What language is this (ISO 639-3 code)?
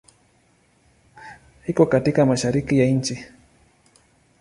swa